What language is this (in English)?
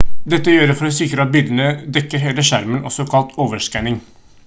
Norwegian Bokmål